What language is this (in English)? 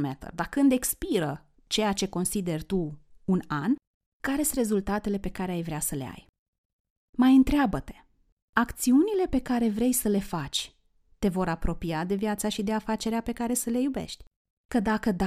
Romanian